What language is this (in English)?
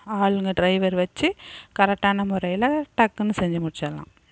Tamil